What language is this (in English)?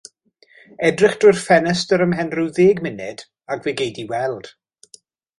Welsh